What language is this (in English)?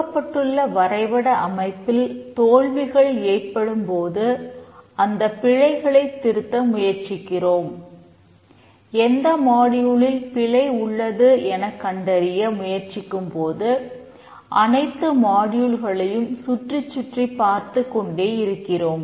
Tamil